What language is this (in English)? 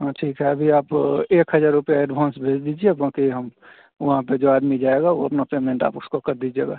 Hindi